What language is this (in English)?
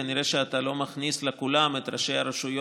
Hebrew